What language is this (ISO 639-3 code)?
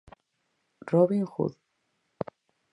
glg